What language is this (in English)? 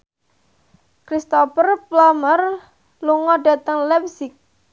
Javanese